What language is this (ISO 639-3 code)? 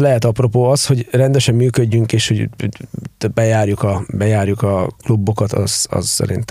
hun